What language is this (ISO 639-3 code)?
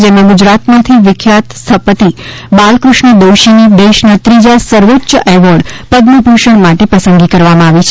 guj